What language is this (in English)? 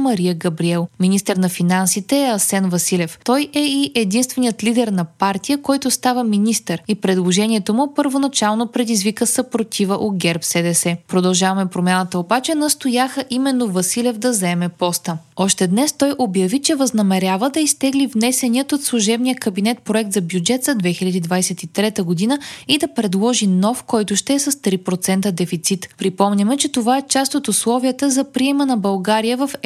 Bulgarian